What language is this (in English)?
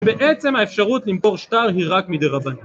Hebrew